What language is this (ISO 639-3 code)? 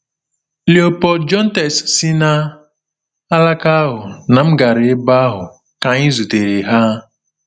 ibo